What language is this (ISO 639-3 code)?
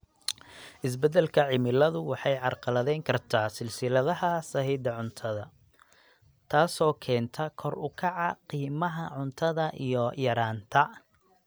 som